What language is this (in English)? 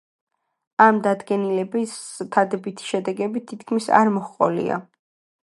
Georgian